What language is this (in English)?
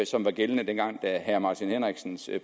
Danish